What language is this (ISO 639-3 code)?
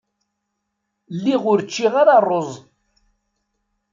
kab